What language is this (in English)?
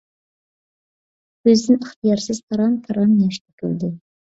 Uyghur